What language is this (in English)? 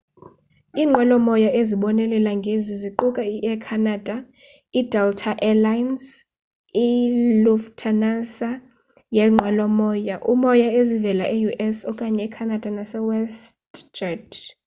Xhosa